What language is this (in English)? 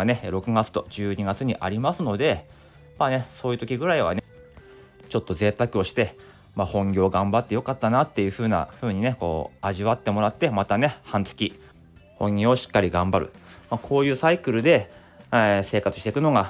Japanese